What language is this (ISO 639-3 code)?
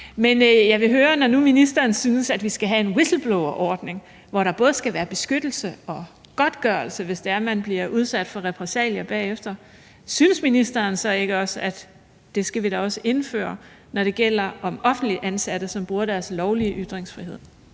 dan